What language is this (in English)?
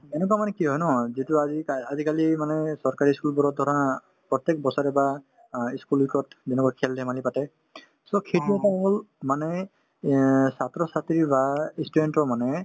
Assamese